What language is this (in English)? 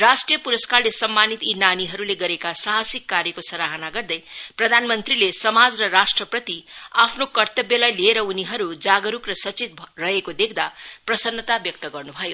Nepali